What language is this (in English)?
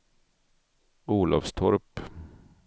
Swedish